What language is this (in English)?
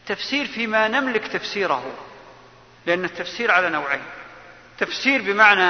Arabic